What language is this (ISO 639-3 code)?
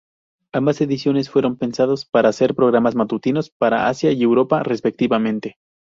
spa